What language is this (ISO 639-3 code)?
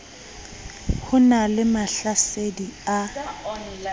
sot